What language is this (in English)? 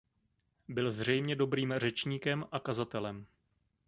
Czech